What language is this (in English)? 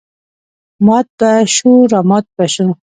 Pashto